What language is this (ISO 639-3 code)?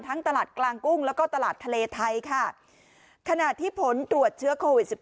tha